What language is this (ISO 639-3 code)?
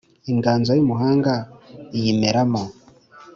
kin